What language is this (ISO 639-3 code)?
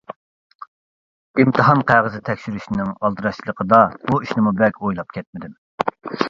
uig